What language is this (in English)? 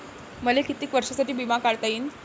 Marathi